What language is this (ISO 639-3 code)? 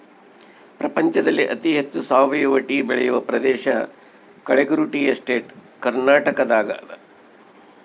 kan